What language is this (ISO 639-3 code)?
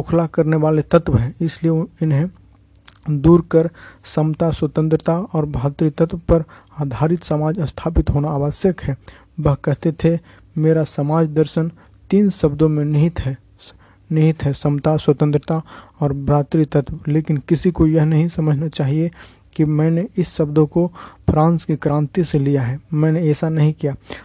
hin